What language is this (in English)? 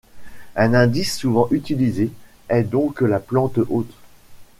French